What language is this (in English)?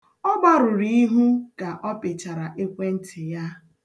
Igbo